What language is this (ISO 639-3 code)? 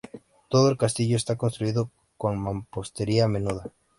spa